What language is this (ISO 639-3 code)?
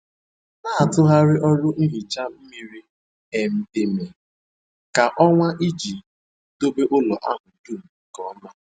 ibo